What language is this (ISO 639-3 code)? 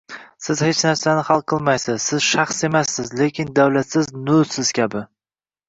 uzb